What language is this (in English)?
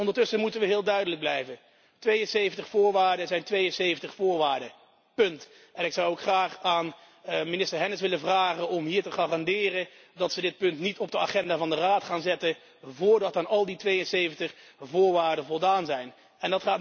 Dutch